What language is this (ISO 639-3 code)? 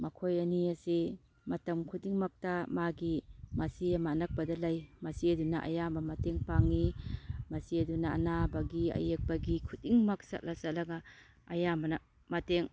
mni